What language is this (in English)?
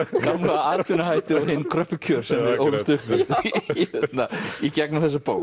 Icelandic